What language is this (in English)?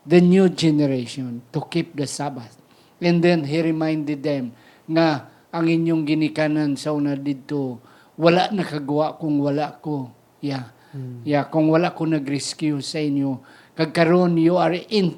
Filipino